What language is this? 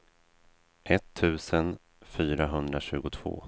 Swedish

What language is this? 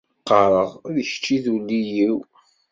Kabyle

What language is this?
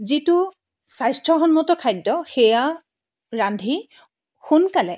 Assamese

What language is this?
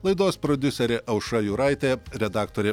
Lithuanian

